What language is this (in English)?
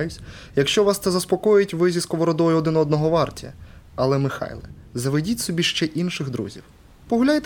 Ukrainian